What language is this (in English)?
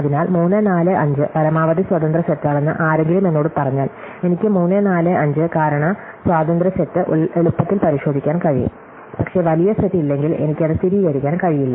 Malayalam